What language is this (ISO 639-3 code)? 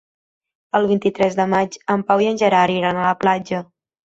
cat